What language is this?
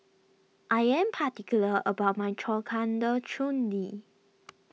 English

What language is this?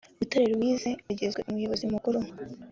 Kinyarwanda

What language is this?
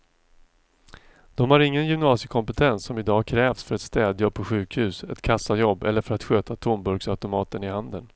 Swedish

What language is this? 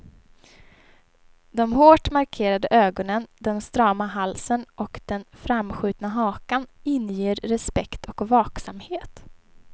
Swedish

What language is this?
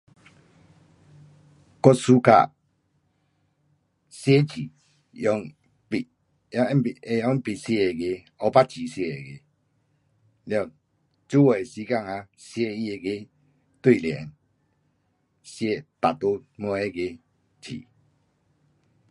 Pu-Xian Chinese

